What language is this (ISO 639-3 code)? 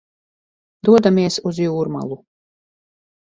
lav